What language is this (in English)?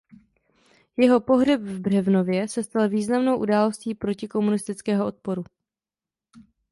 Czech